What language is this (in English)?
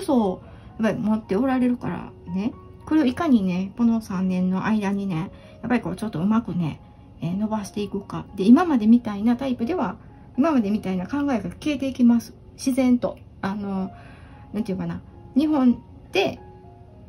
Japanese